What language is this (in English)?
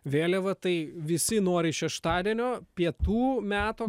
Lithuanian